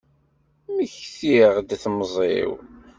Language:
Kabyle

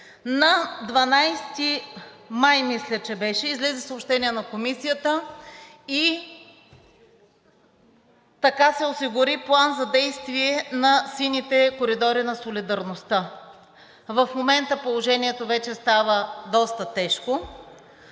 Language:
Bulgarian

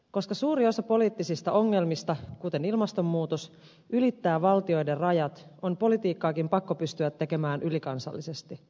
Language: Finnish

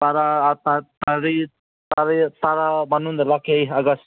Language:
Manipuri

